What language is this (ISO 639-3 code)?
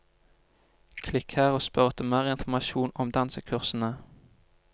nor